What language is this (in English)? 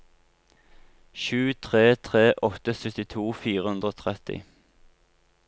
Norwegian